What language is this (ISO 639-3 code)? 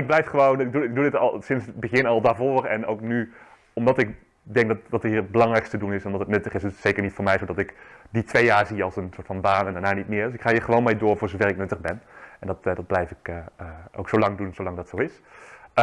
nld